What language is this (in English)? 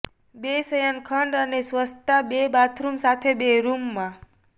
Gujarati